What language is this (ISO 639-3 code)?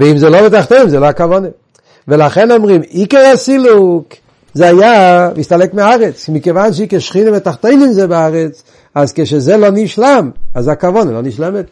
heb